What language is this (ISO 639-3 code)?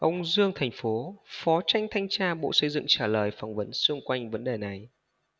vie